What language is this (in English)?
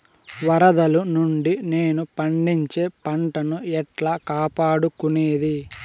Telugu